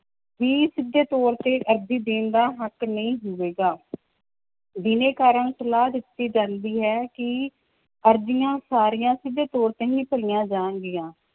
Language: Punjabi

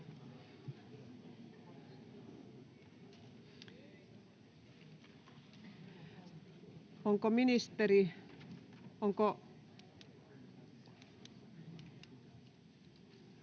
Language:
Finnish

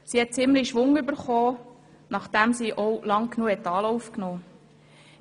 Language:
Swiss German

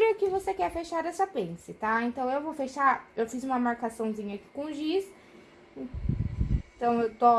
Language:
Portuguese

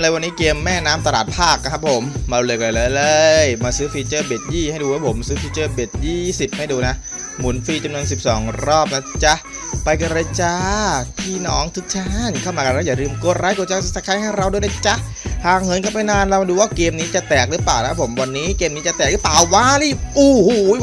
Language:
Thai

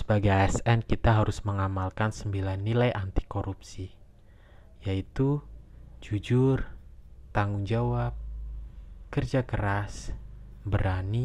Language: Indonesian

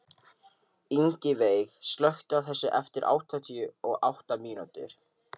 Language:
Icelandic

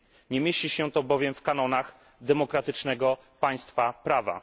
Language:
Polish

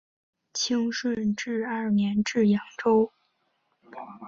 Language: Chinese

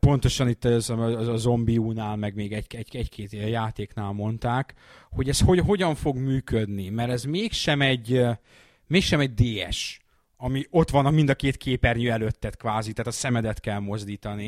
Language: Hungarian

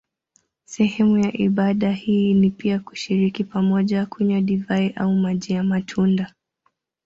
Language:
Swahili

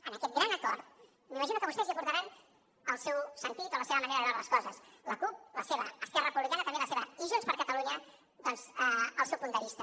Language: Catalan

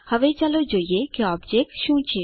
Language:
Gujarati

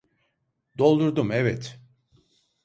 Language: Turkish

